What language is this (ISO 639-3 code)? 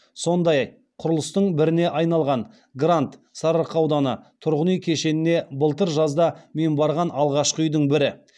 kaz